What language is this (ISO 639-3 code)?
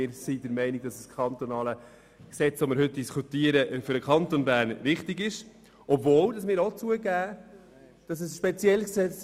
gsw